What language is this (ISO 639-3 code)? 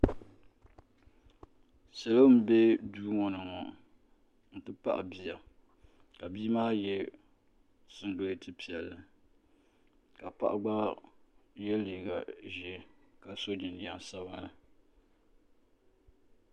dag